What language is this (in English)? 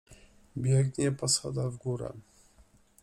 Polish